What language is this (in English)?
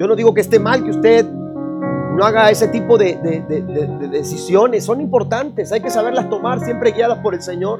Spanish